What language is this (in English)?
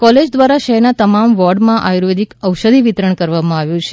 Gujarati